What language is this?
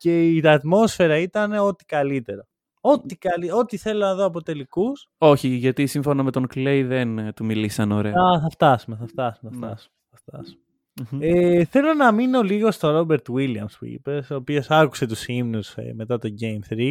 Greek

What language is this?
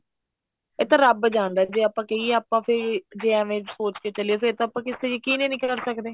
Punjabi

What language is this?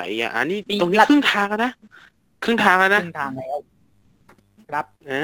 Thai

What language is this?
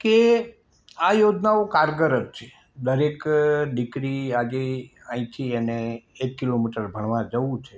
Gujarati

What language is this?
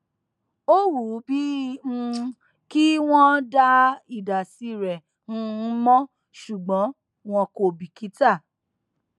Yoruba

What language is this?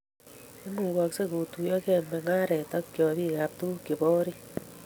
Kalenjin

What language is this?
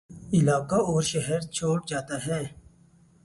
Urdu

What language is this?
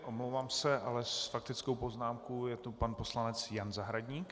Czech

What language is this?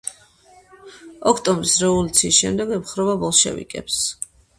Georgian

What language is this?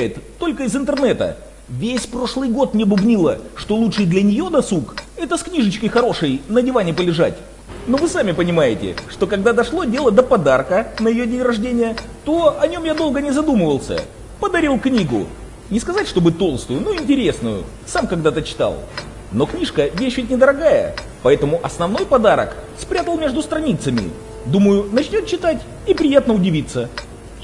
Russian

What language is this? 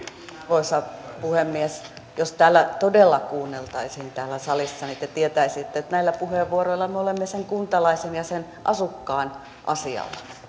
Finnish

